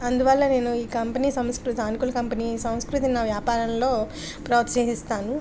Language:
Telugu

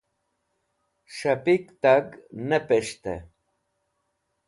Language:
Wakhi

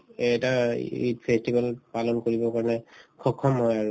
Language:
Assamese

